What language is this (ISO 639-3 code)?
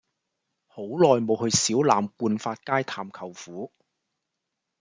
yue